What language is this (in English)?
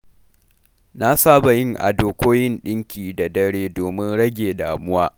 Hausa